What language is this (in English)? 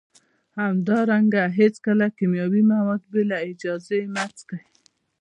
Pashto